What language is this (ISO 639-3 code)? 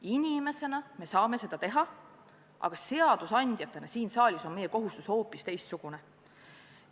est